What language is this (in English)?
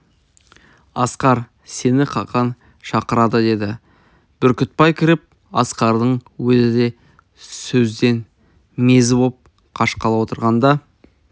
Kazakh